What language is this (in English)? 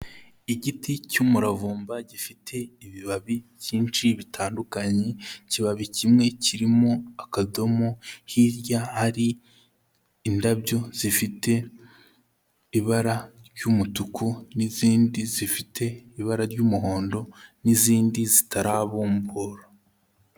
Kinyarwanda